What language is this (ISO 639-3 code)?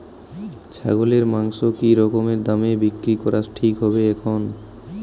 ben